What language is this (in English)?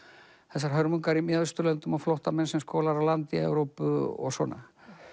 Icelandic